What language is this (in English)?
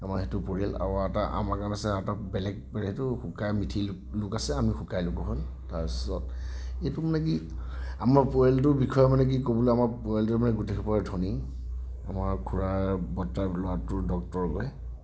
Assamese